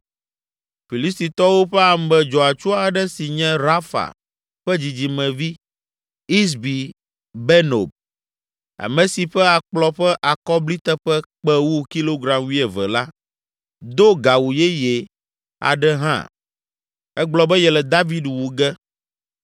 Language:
Ewe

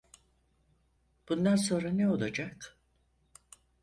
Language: Turkish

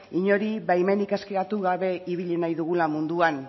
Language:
Basque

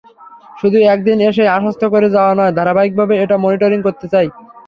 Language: Bangla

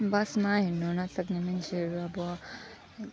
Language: Nepali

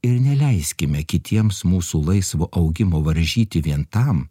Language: Lithuanian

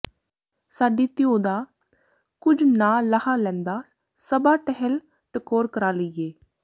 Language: Punjabi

